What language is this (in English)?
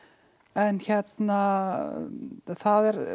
Icelandic